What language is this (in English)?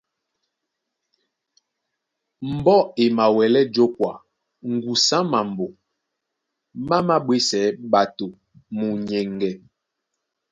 Duala